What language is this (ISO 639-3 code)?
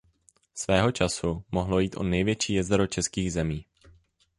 ces